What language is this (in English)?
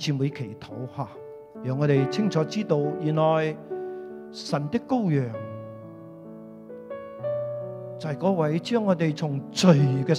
Chinese